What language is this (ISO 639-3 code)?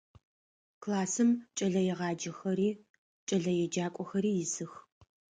ady